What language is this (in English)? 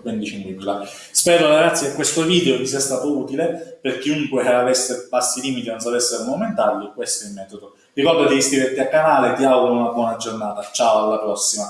Italian